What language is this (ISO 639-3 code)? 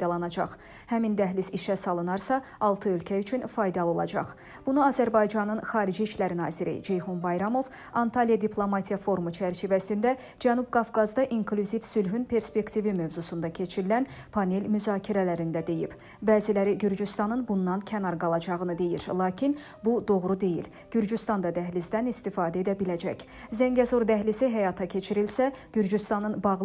tur